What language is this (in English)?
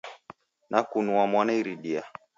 Taita